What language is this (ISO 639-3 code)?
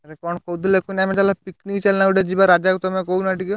ori